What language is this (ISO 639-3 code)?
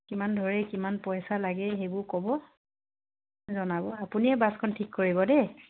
asm